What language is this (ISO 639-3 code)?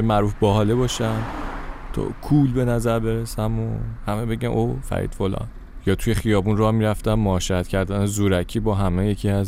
fas